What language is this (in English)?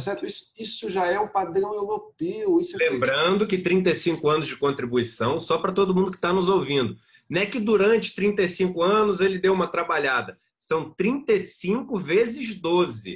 Portuguese